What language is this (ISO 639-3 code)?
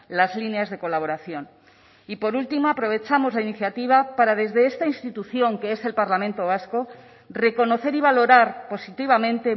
spa